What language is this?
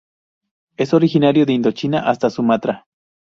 Spanish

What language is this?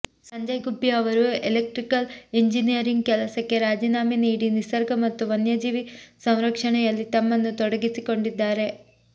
Kannada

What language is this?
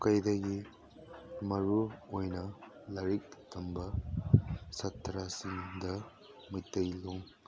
Manipuri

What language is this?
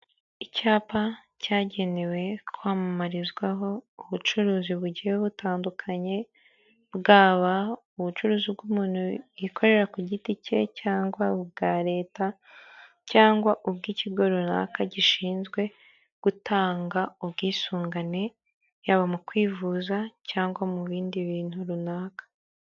Kinyarwanda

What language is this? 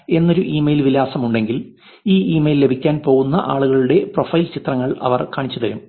Malayalam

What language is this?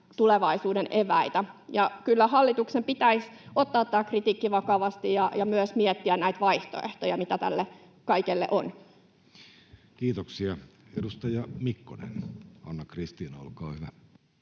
Finnish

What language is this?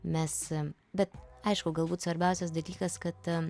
Lithuanian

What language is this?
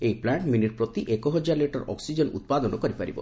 Odia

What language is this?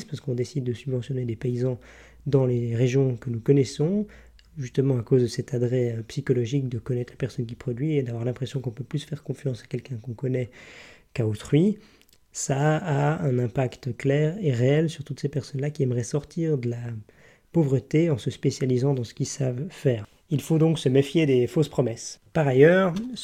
French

